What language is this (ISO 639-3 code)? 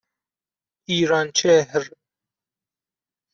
fas